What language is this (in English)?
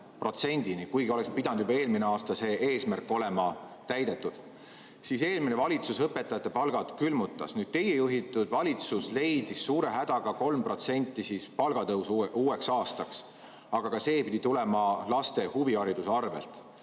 Estonian